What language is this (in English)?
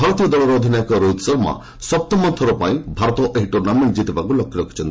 Odia